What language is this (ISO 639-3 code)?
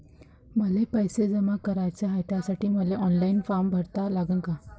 mar